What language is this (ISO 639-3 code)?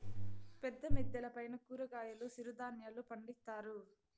tel